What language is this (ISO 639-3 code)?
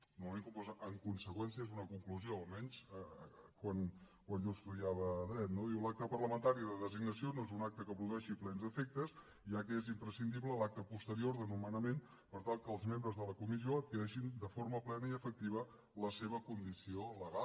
cat